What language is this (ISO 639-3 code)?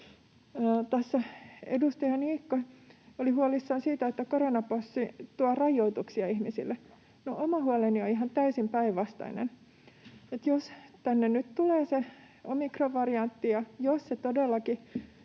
fin